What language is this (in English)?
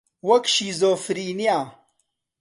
Central Kurdish